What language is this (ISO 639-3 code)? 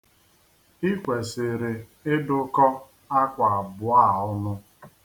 ibo